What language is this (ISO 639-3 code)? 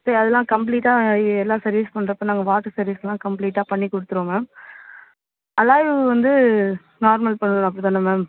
tam